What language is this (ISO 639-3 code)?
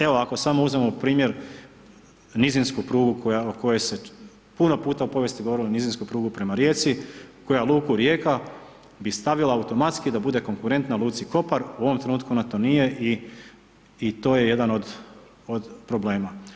hrv